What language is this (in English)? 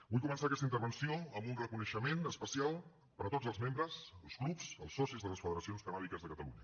Catalan